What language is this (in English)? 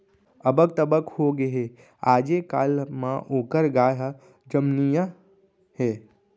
Chhattisgarhi